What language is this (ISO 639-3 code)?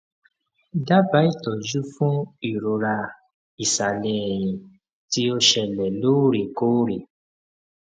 yor